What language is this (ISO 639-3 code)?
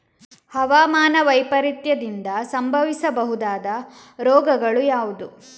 kan